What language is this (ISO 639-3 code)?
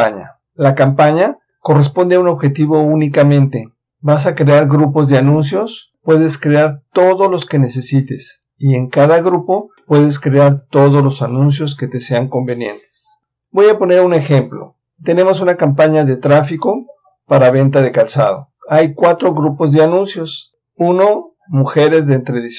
spa